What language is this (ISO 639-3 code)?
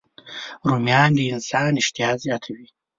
pus